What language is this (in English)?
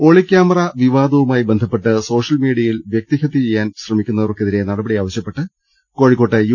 Malayalam